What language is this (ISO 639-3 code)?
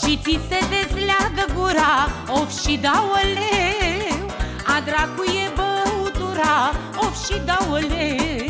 ron